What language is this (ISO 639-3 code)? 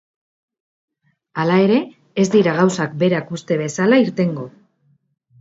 eus